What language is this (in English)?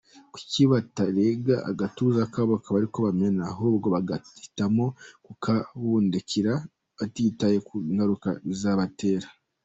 Kinyarwanda